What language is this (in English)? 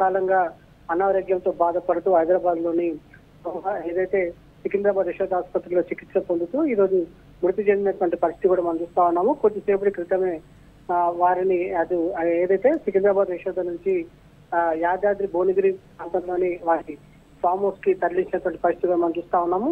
Telugu